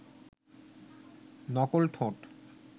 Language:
Bangla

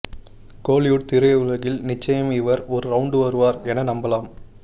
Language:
Tamil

